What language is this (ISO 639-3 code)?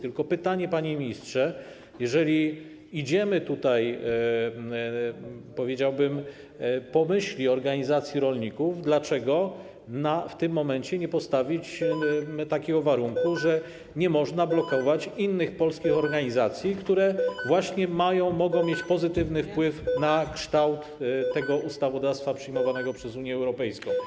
pol